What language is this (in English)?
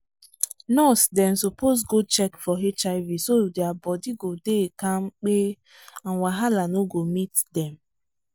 Nigerian Pidgin